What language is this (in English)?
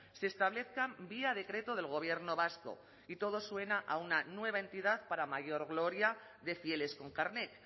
Spanish